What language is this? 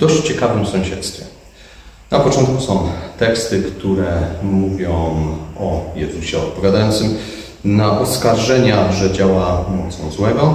Polish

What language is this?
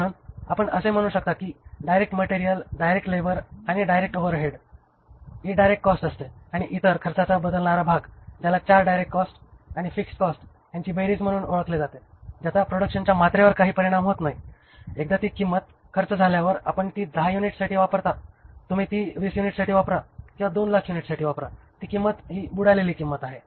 Marathi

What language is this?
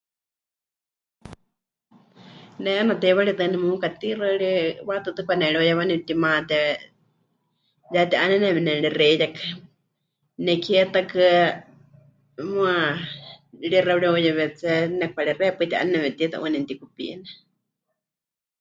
Huichol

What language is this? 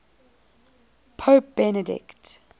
English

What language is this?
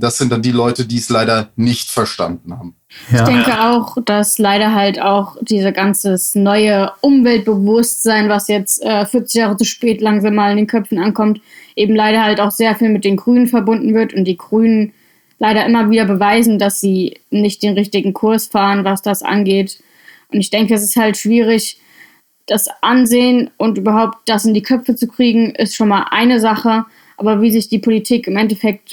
German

